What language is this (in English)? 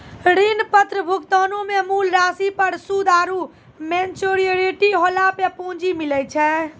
Maithili